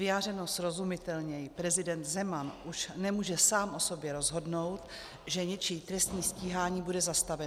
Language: Czech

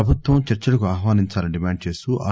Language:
Telugu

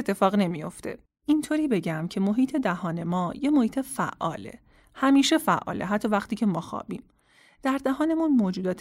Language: Persian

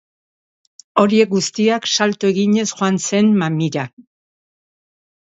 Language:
Basque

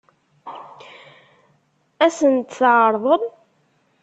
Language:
Kabyle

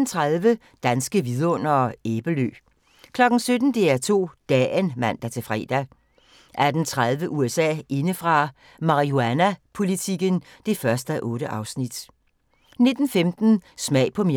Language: Danish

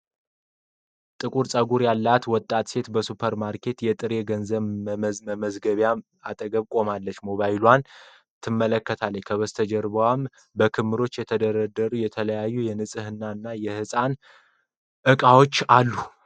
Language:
Amharic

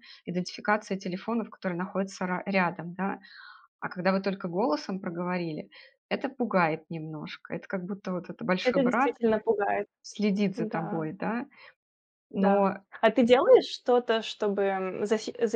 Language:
Russian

